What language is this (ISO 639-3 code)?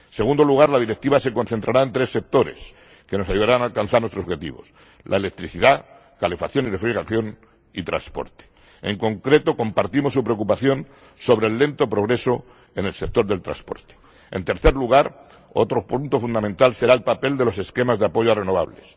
spa